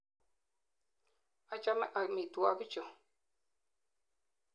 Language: Kalenjin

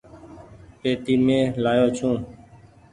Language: Goaria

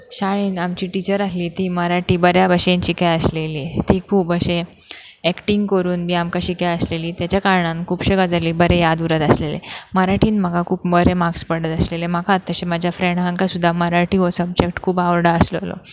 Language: Konkani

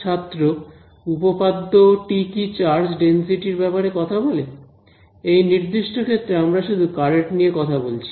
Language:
Bangla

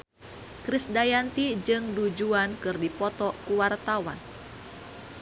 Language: Sundanese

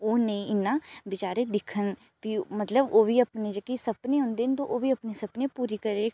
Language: Dogri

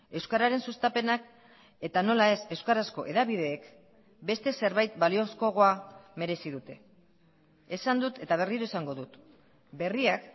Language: Basque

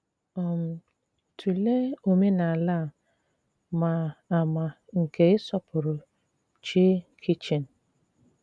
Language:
Igbo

